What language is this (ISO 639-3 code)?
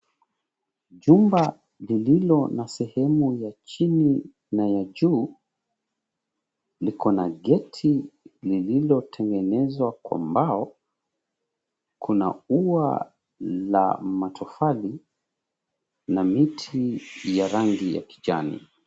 swa